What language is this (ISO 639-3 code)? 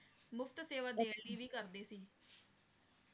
pan